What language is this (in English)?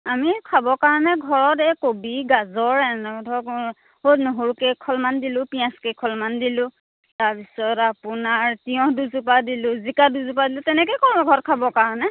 Assamese